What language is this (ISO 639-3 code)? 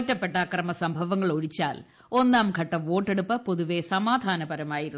mal